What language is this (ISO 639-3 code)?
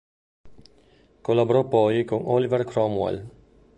ita